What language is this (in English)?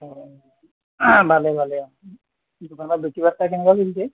Assamese